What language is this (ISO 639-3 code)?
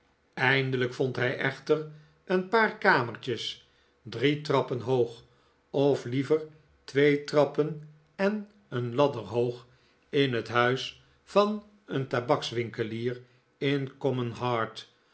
nld